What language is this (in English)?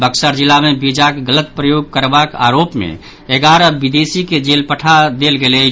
Maithili